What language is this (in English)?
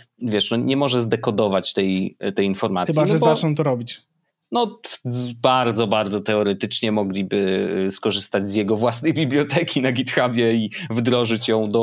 Polish